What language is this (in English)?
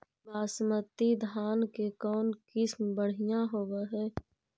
Magahi